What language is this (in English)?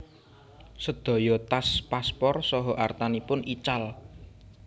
Javanese